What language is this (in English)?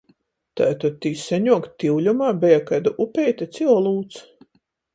Latgalian